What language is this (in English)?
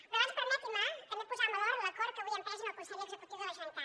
Catalan